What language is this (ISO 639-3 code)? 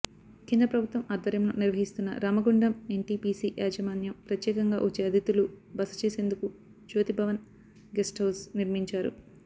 tel